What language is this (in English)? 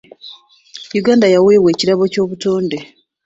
Ganda